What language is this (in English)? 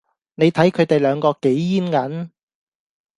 Cantonese